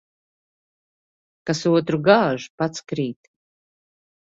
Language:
Latvian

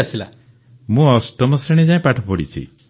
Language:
Odia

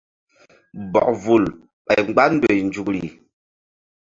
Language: Mbum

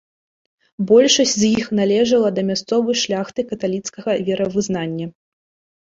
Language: Belarusian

